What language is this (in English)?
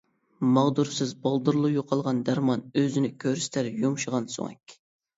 Uyghur